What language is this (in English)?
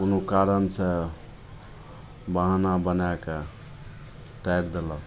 Maithili